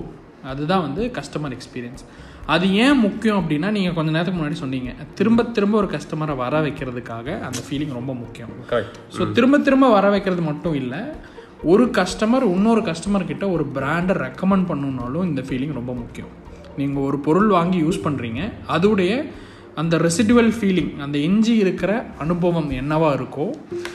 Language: Tamil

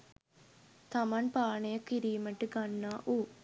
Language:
Sinhala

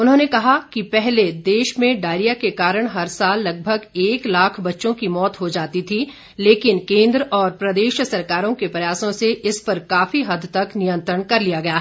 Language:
Hindi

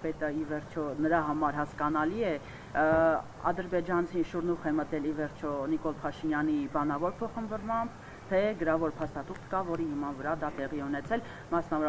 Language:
Romanian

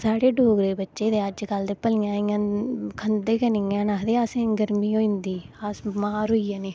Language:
Dogri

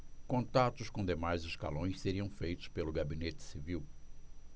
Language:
Portuguese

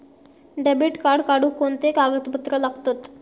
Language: Marathi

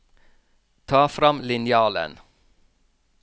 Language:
Norwegian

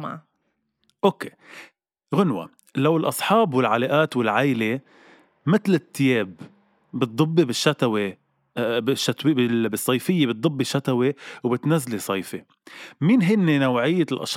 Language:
Arabic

